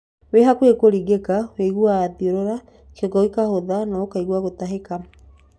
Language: Kikuyu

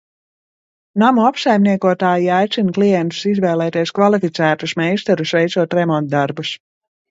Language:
Latvian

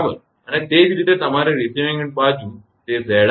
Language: Gujarati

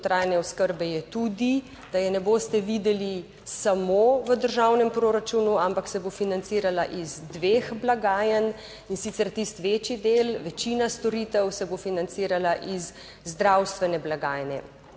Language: Slovenian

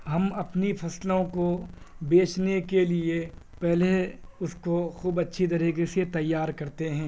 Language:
Urdu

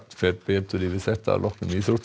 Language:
Icelandic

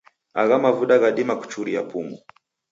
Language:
Taita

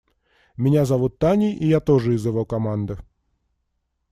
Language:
Russian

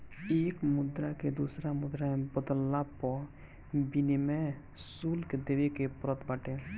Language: Bhojpuri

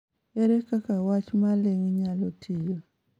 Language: Luo (Kenya and Tanzania)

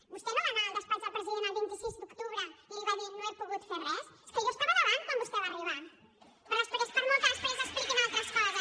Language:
Catalan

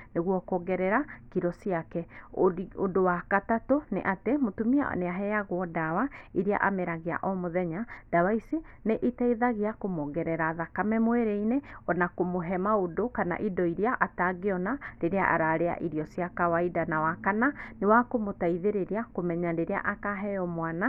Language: Kikuyu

